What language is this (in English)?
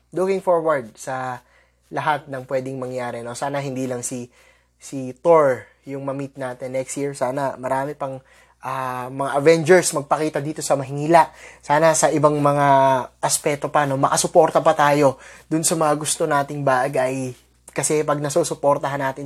Filipino